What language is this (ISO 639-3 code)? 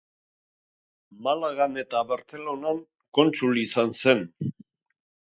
eus